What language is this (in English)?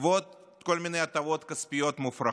Hebrew